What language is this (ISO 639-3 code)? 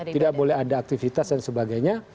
ind